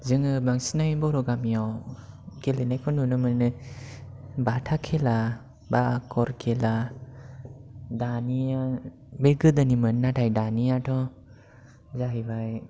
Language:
Bodo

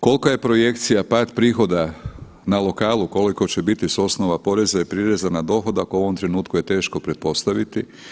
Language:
Croatian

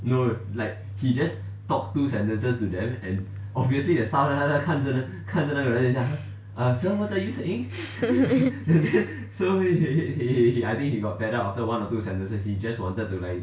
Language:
English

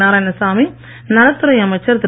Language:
Tamil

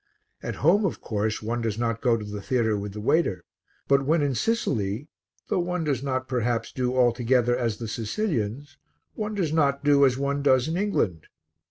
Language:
English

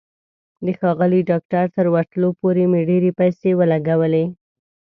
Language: Pashto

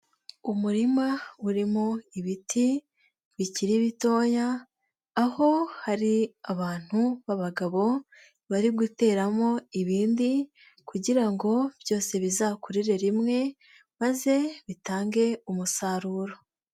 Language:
Kinyarwanda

